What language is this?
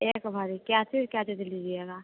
Hindi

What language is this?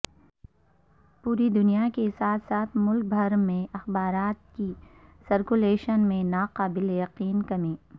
Urdu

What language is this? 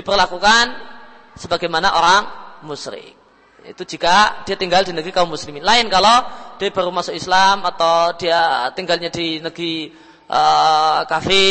Indonesian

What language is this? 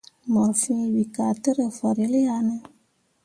Mundang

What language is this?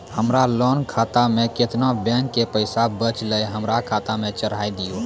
Maithili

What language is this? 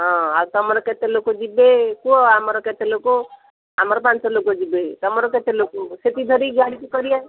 Odia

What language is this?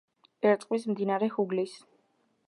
Georgian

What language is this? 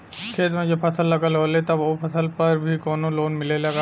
Bhojpuri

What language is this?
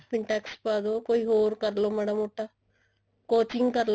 Punjabi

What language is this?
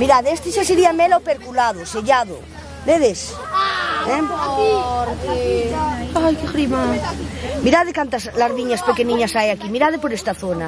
Portuguese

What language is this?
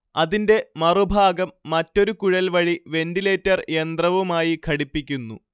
Malayalam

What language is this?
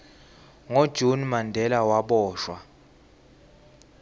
Swati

